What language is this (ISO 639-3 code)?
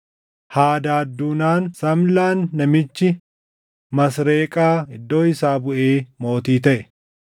orm